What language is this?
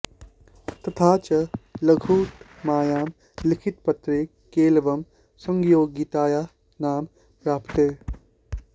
Sanskrit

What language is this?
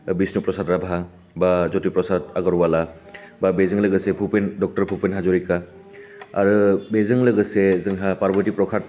Bodo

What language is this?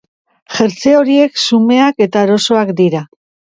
Basque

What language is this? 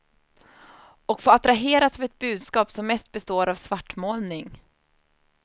Swedish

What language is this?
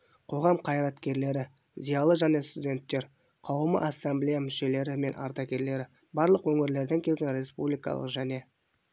Kazakh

